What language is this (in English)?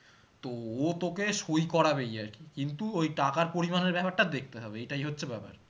Bangla